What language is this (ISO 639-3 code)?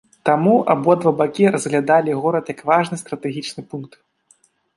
bel